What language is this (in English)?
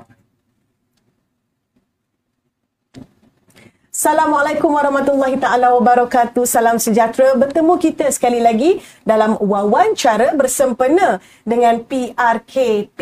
Malay